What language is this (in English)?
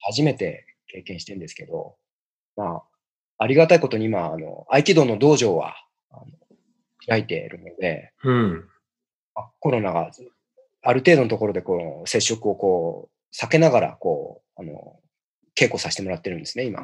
Japanese